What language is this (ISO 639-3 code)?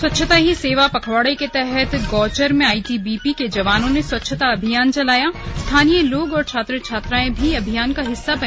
hin